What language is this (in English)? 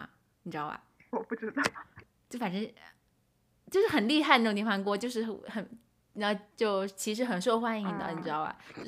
Chinese